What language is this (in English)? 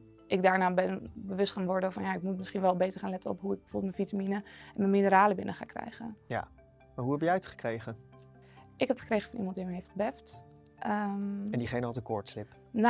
Dutch